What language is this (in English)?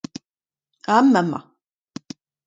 Breton